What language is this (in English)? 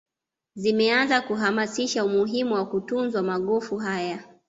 Swahili